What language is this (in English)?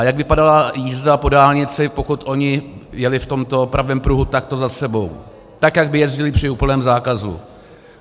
Czech